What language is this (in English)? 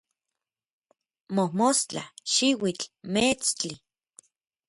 Orizaba Nahuatl